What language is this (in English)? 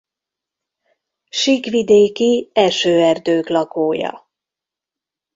Hungarian